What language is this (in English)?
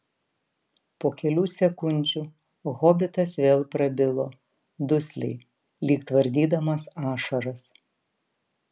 Lithuanian